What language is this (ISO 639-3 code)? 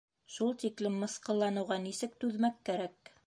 bak